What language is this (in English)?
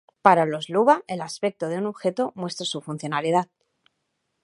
Spanish